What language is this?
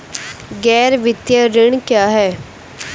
Hindi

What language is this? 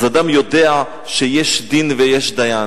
Hebrew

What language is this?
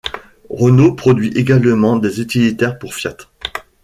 French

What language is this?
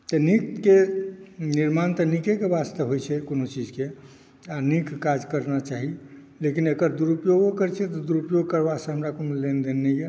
Maithili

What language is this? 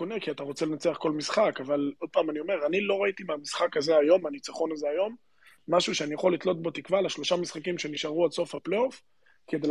Hebrew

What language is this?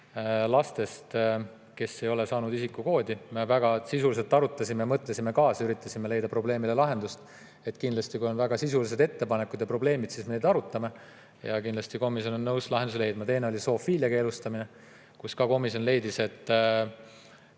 Estonian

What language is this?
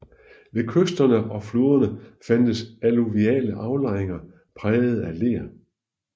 Danish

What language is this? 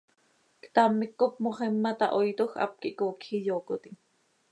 Seri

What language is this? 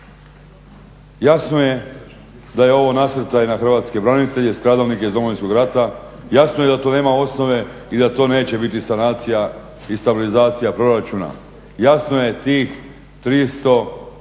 Croatian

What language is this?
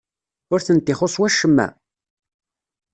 Kabyle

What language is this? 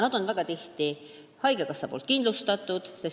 Estonian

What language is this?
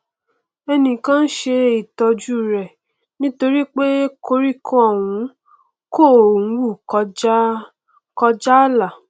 Yoruba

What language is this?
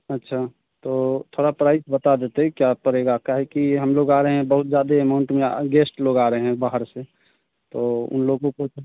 Hindi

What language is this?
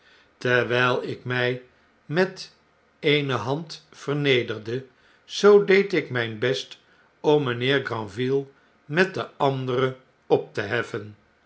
Dutch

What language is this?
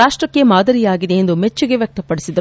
Kannada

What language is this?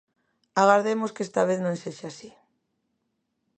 Galician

